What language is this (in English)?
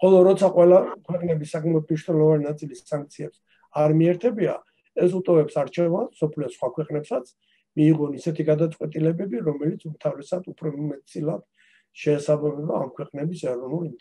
Turkish